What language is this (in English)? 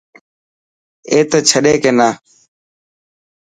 Dhatki